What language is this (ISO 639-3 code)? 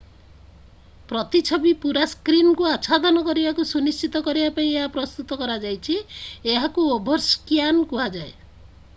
ori